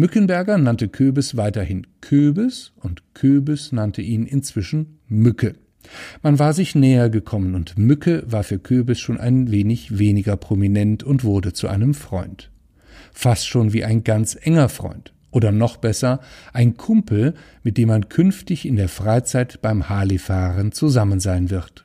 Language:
German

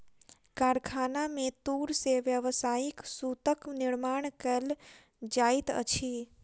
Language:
Maithili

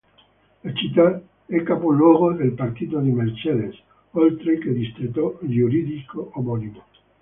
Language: Italian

